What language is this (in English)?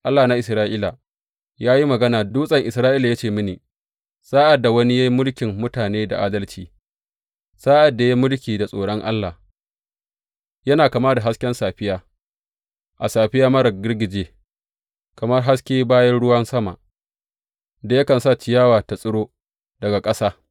Hausa